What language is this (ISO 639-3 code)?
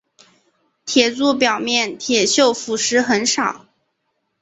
zho